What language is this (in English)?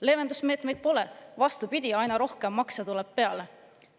Estonian